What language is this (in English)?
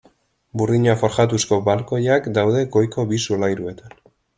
Basque